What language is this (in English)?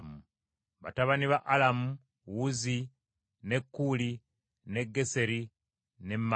Ganda